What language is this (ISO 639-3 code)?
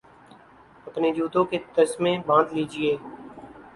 urd